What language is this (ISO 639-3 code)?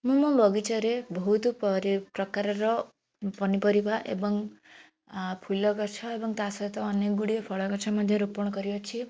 ori